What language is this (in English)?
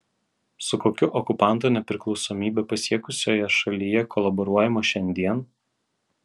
Lithuanian